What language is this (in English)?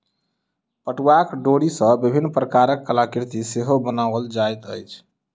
Maithili